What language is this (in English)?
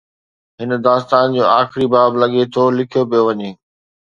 Sindhi